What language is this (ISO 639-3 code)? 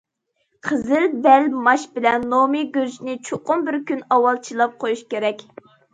uig